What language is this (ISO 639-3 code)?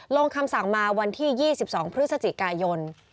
tha